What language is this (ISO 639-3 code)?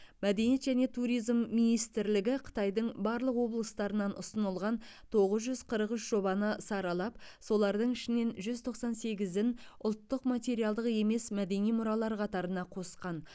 kaz